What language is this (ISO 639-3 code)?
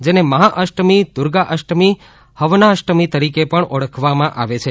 guj